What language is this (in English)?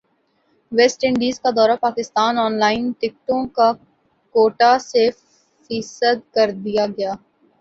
Urdu